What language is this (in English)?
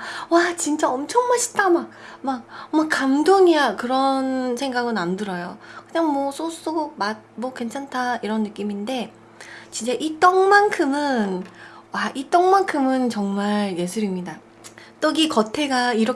Korean